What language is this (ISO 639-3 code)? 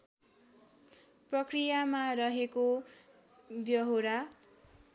nep